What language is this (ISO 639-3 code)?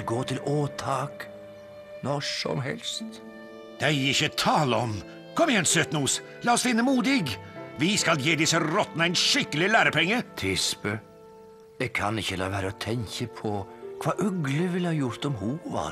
nor